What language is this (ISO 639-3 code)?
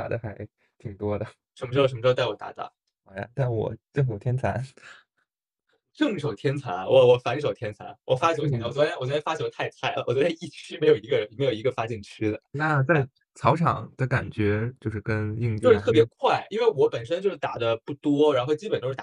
zho